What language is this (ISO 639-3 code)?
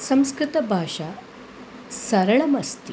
san